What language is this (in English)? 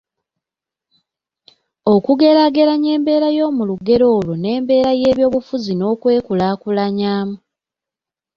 Ganda